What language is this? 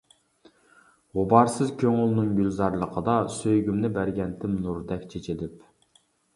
Uyghur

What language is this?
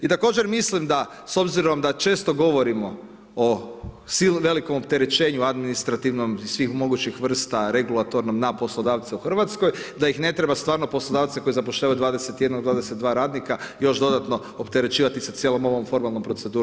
Croatian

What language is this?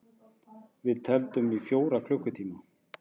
Icelandic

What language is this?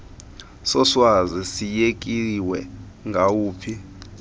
Xhosa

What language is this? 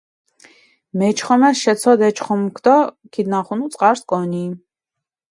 Mingrelian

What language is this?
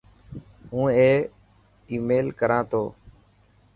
Dhatki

